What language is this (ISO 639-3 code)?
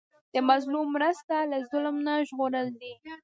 pus